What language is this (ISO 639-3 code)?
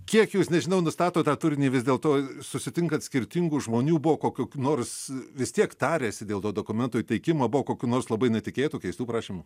lit